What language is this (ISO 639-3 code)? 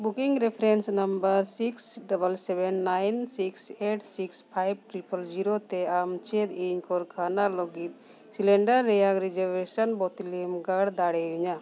sat